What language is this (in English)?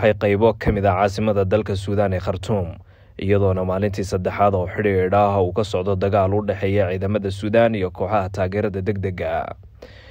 Arabic